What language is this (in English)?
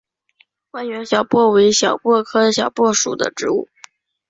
Chinese